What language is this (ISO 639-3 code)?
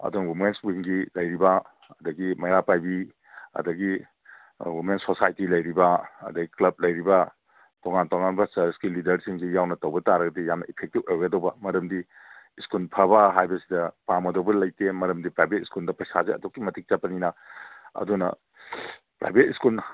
mni